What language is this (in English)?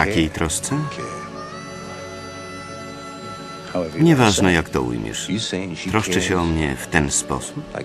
Polish